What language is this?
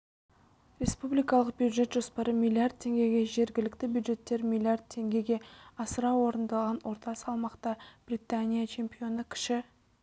Kazakh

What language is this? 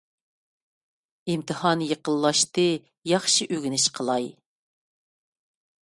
Uyghur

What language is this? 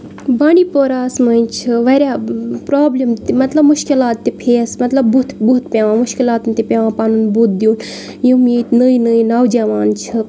Kashmiri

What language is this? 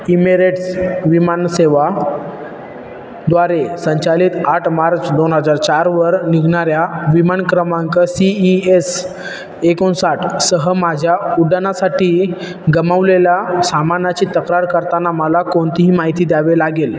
Marathi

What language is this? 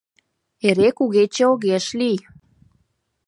Mari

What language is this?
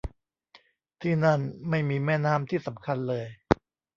Thai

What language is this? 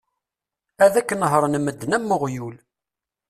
Kabyle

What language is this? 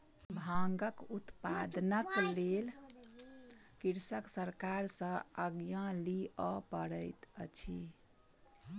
Maithili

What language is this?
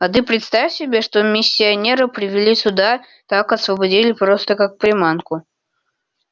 Russian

